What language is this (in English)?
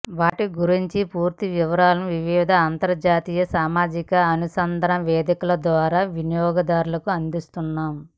Telugu